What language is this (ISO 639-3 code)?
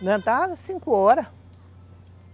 por